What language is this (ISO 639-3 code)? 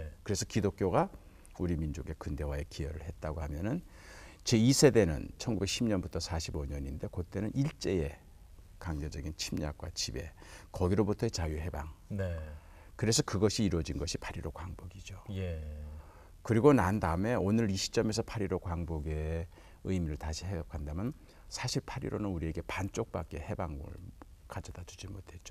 kor